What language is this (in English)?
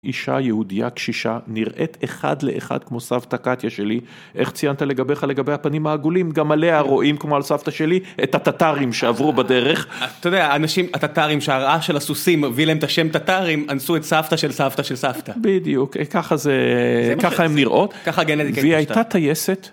Hebrew